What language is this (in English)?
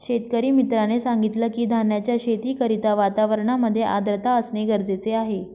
Marathi